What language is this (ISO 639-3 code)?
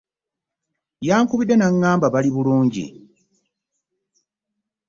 lug